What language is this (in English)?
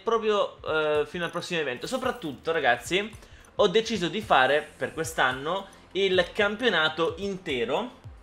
Italian